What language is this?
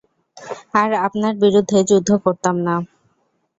Bangla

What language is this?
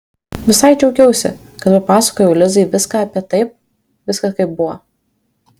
Lithuanian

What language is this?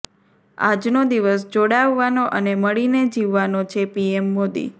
Gujarati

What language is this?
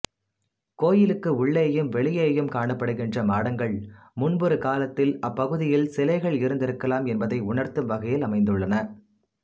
Tamil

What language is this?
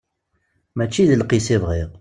Kabyle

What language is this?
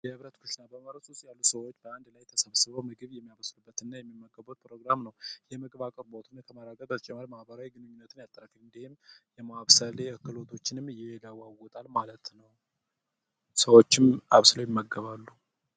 Amharic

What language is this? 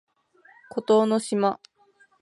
Japanese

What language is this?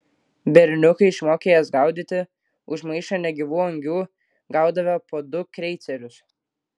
Lithuanian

